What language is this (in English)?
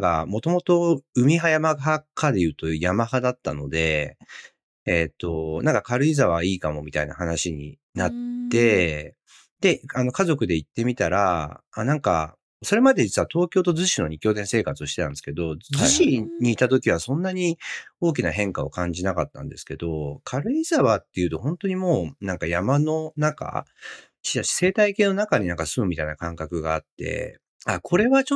Japanese